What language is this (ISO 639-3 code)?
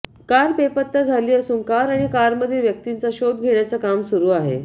mar